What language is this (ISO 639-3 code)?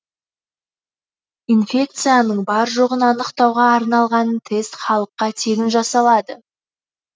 kaz